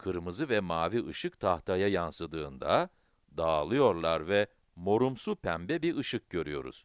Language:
Turkish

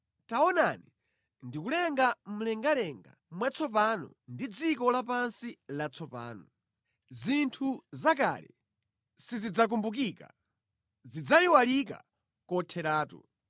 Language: Nyanja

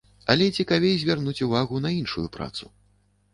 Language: Belarusian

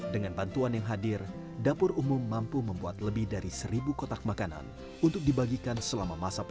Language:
Indonesian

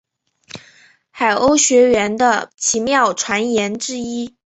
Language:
Chinese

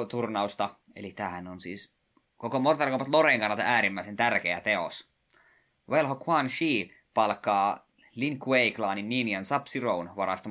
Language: Finnish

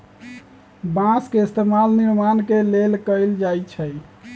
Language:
Magahi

